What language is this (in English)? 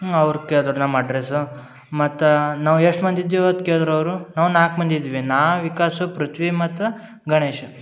Kannada